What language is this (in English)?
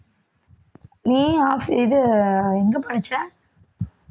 Tamil